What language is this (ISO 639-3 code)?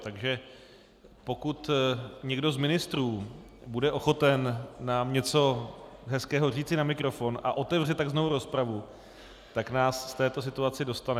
ces